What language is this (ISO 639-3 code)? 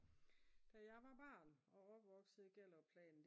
dan